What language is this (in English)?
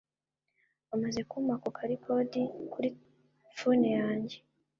Kinyarwanda